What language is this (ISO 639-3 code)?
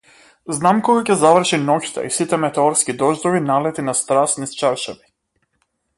mkd